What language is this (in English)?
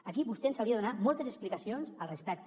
Catalan